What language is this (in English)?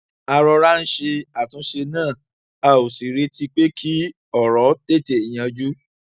Yoruba